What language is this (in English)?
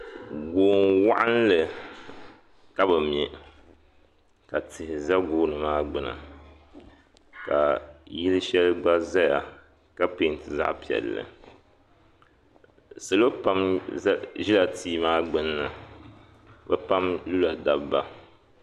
Dagbani